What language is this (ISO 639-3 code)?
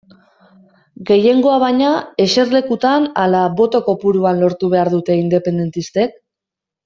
eus